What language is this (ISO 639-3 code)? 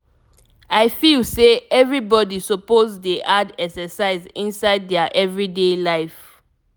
pcm